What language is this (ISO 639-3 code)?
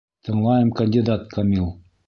bak